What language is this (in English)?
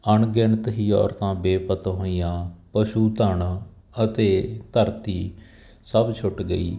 Punjabi